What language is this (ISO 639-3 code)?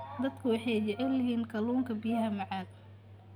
som